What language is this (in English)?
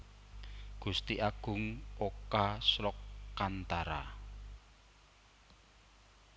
Javanese